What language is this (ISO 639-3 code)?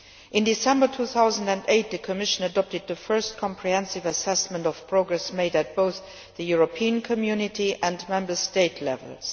eng